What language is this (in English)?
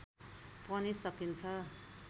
Nepali